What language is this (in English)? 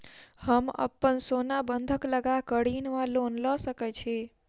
Maithili